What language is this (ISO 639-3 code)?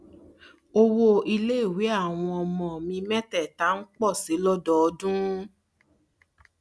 yor